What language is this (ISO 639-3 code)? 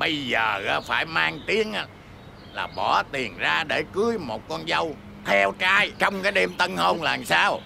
vie